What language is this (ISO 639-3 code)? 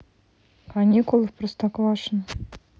rus